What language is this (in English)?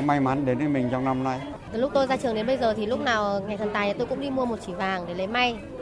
Vietnamese